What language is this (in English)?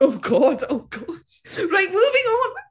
English